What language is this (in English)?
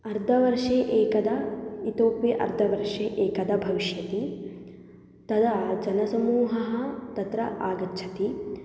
Sanskrit